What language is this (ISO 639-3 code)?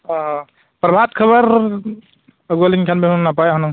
sat